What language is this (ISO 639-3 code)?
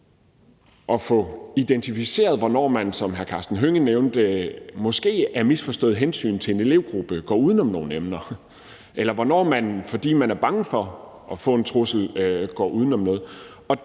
dan